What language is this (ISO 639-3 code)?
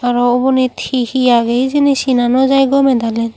ccp